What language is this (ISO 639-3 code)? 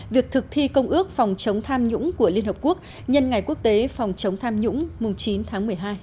vie